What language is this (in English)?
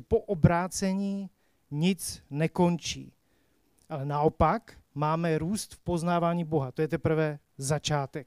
Czech